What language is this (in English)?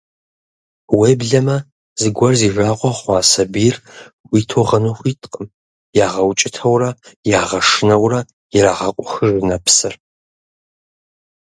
Kabardian